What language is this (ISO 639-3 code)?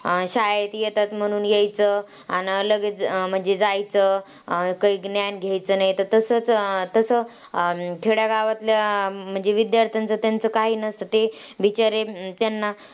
mar